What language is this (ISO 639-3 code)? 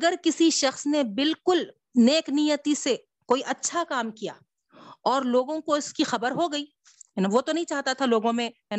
urd